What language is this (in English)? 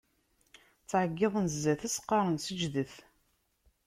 Kabyle